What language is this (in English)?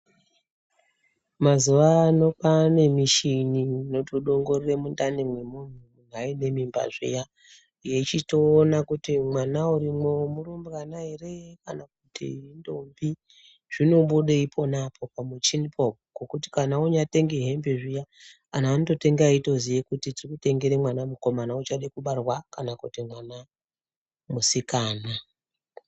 Ndau